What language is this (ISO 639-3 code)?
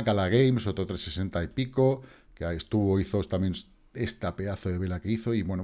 spa